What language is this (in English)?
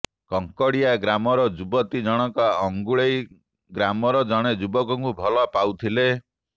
Odia